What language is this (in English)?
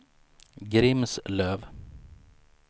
Swedish